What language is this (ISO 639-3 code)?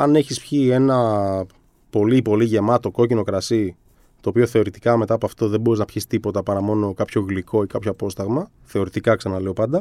ell